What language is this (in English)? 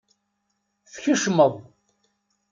Kabyle